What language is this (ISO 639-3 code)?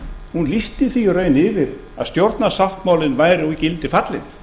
isl